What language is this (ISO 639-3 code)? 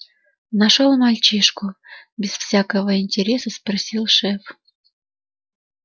rus